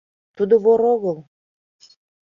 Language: Mari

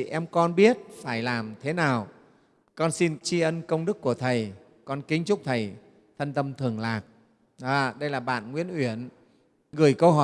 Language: Vietnamese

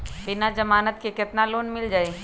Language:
Magahi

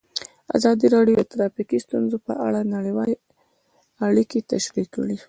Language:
Pashto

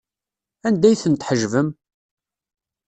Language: Kabyle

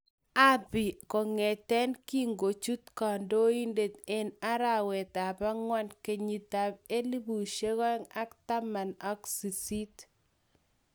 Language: Kalenjin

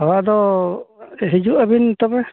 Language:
Santali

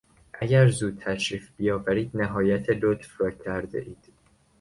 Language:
Persian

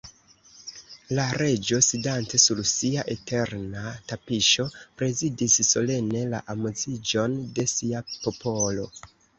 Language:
Esperanto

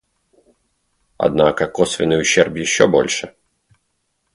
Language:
Russian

